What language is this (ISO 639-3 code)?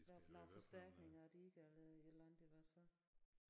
dan